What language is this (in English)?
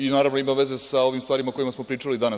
Serbian